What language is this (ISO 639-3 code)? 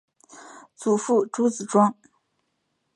zho